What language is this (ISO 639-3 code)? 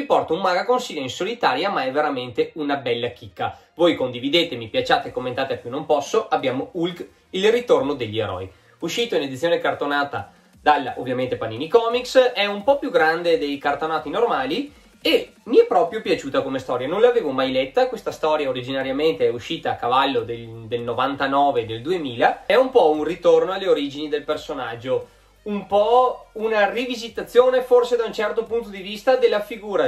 ita